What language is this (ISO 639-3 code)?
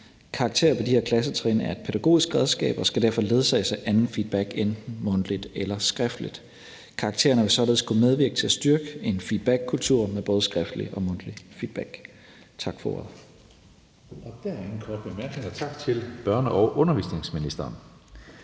dan